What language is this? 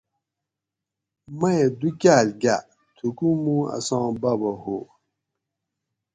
Gawri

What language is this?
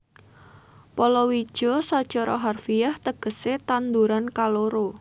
Javanese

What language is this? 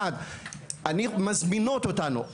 Hebrew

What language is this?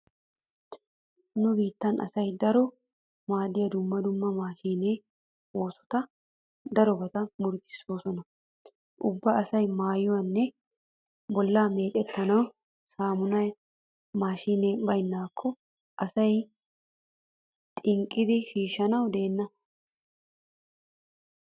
Wolaytta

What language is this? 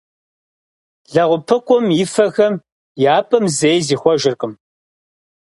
Kabardian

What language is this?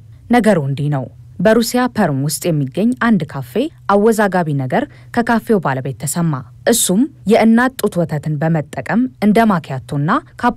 Arabic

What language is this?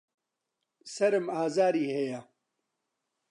Central Kurdish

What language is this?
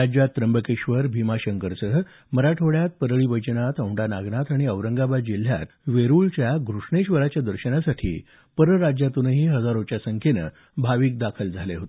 Marathi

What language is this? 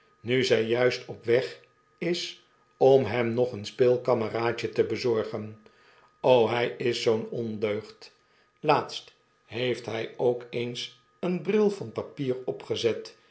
Dutch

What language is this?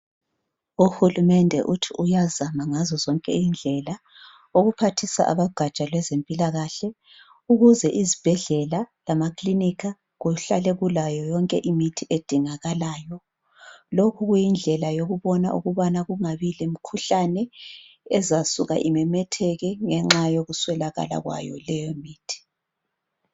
North Ndebele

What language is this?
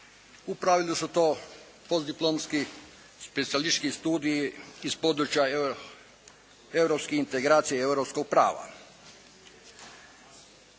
Croatian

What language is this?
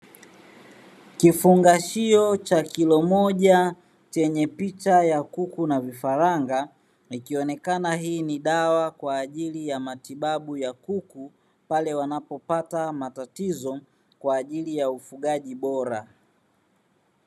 Swahili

